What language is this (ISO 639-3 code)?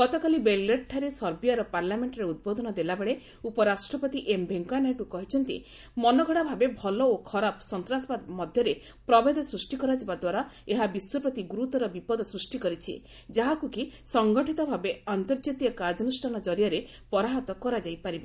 ori